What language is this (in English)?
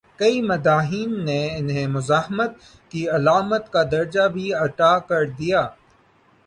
Urdu